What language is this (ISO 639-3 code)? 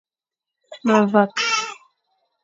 fan